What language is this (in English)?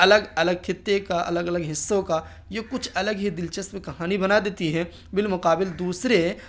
Urdu